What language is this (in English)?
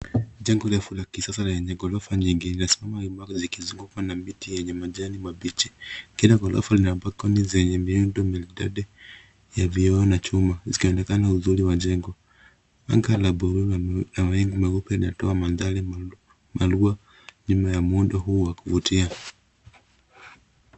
Swahili